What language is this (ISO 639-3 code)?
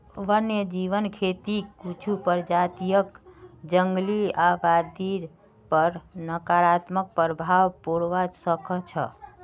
mag